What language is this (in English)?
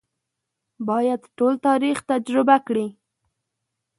Pashto